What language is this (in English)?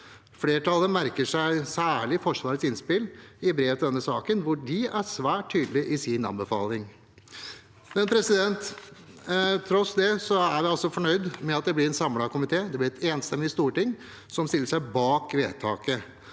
Norwegian